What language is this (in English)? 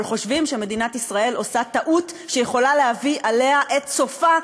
Hebrew